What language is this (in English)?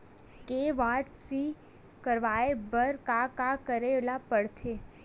Chhattisgarhi